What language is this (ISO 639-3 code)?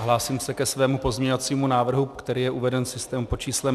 ces